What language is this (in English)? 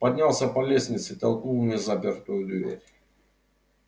Russian